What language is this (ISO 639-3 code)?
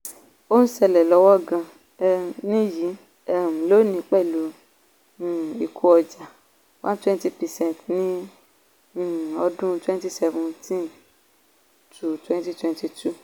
yor